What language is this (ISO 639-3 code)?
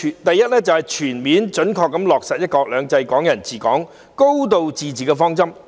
yue